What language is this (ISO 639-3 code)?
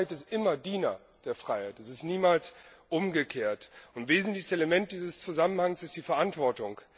deu